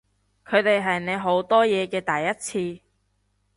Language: Cantonese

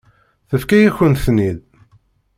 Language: Kabyle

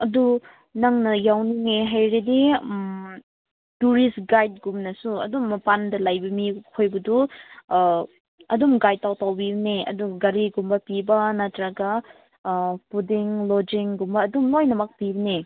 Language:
Manipuri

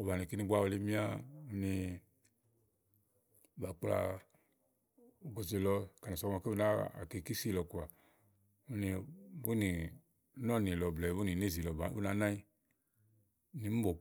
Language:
Igo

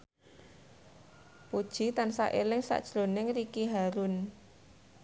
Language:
Javanese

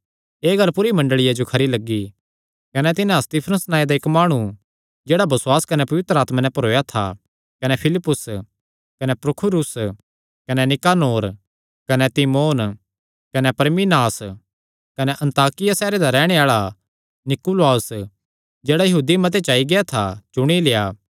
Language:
Kangri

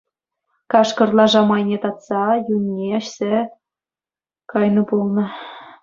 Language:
Chuvash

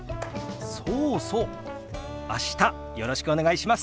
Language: Japanese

